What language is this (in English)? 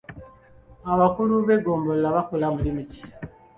Ganda